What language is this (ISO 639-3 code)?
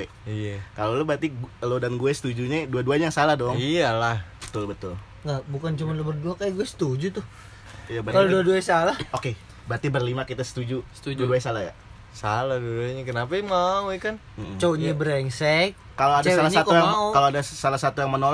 ind